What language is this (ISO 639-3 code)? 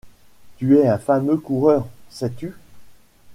fra